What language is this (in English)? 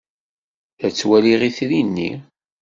Kabyle